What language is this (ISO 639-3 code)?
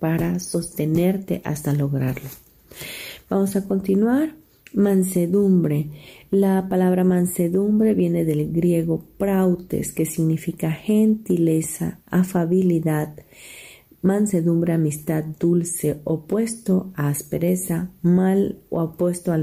spa